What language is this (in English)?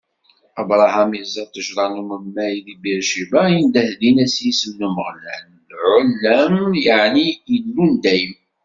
Kabyle